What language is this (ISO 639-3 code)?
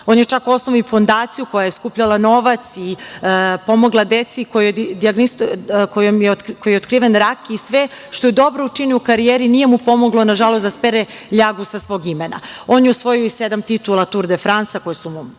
srp